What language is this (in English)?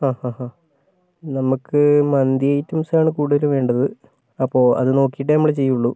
Malayalam